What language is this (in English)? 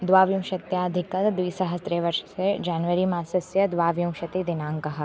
Sanskrit